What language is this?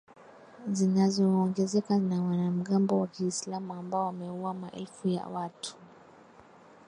Swahili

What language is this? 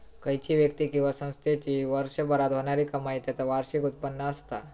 Marathi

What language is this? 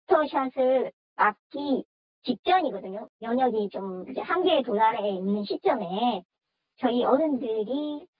Korean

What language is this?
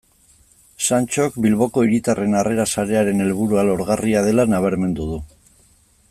Basque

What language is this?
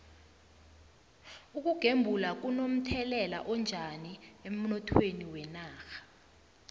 South Ndebele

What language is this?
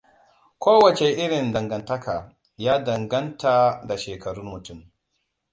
Hausa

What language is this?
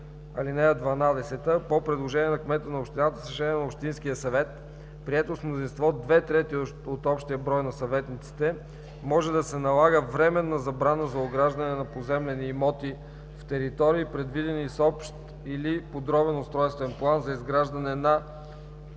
Bulgarian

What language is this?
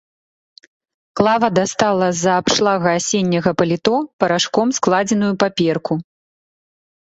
Belarusian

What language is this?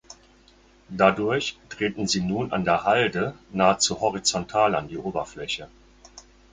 German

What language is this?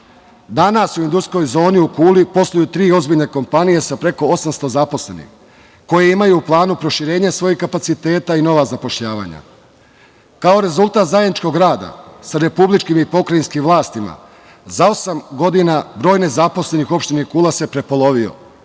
Serbian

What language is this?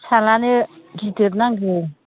Bodo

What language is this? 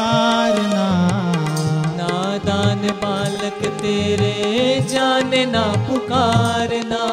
Hindi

